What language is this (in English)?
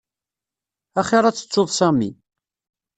Kabyle